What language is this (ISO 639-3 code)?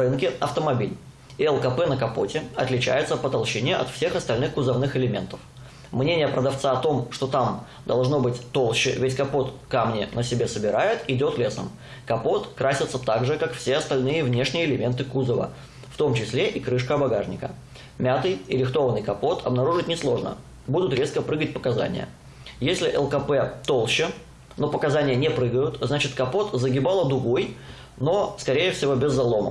rus